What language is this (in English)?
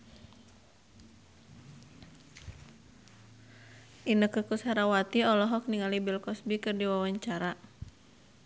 Sundanese